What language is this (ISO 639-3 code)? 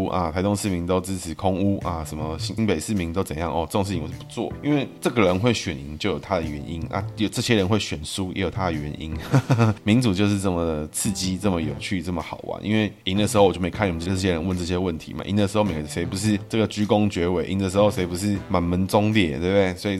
zho